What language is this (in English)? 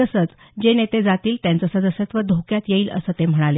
Marathi